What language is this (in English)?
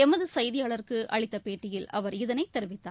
Tamil